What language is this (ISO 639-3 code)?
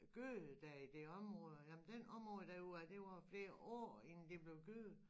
dan